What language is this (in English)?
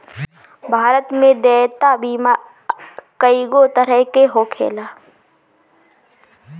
Bhojpuri